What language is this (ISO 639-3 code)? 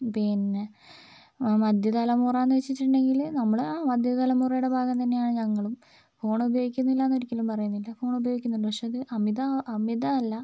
mal